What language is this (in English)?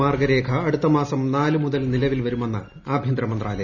Malayalam